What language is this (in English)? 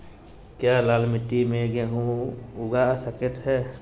Magahi